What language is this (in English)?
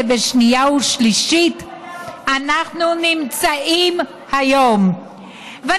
Hebrew